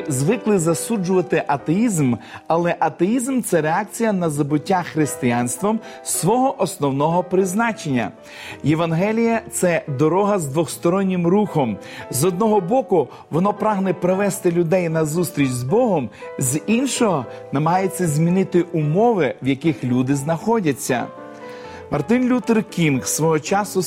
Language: Ukrainian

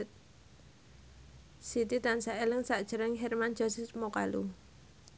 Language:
Javanese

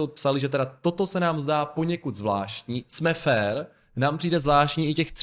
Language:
Czech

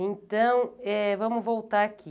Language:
Portuguese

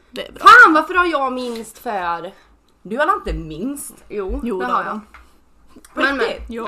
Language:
Swedish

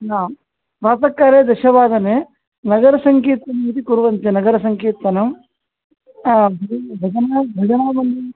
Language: Sanskrit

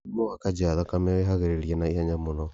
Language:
Kikuyu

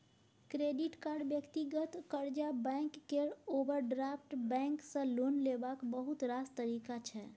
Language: Maithili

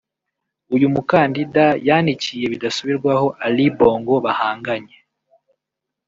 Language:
Kinyarwanda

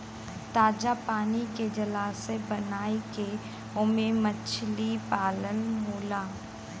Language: Bhojpuri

